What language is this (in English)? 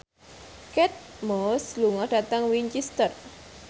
Javanese